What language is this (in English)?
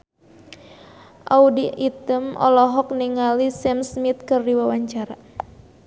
Sundanese